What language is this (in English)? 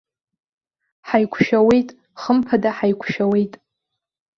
Abkhazian